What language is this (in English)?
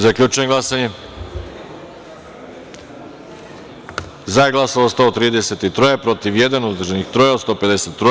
Serbian